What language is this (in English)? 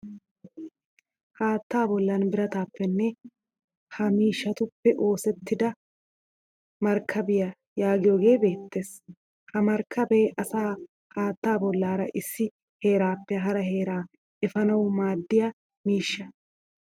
Wolaytta